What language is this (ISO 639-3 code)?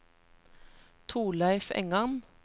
nor